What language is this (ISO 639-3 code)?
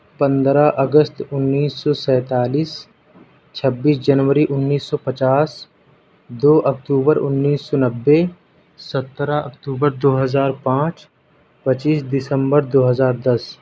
urd